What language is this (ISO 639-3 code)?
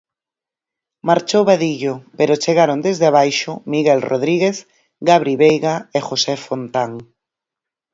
glg